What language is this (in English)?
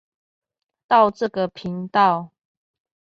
Chinese